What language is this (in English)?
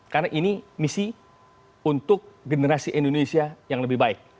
Indonesian